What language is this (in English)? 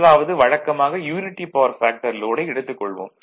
Tamil